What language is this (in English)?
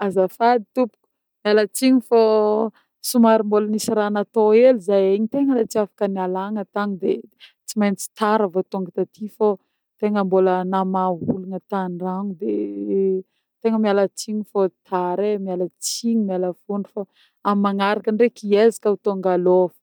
Northern Betsimisaraka Malagasy